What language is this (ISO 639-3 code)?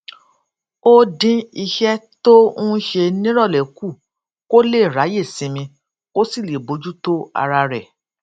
yor